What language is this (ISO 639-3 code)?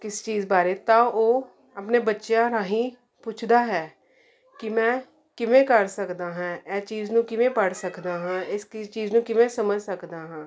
pan